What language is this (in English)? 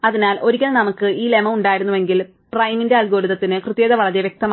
Malayalam